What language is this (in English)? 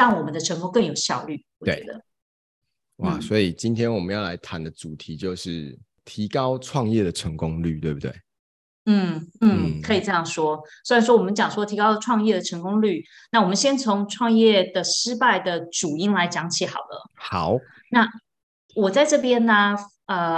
Chinese